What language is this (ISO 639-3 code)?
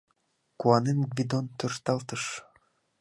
chm